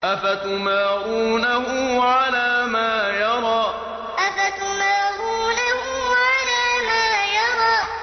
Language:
Arabic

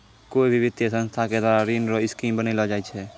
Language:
Maithili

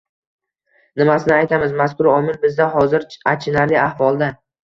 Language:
Uzbek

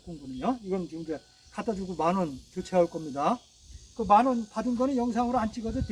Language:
Korean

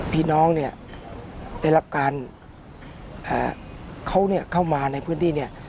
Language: Thai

